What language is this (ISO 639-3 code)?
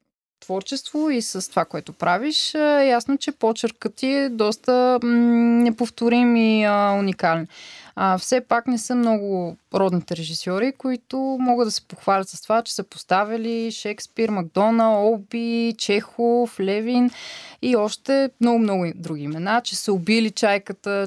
bul